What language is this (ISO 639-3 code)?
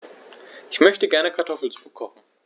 deu